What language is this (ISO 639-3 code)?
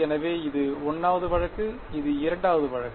tam